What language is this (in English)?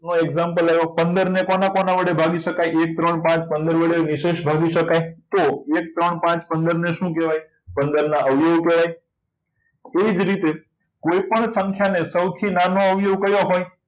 Gujarati